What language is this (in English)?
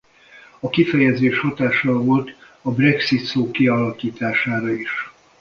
Hungarian